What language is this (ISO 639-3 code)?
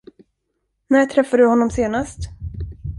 swe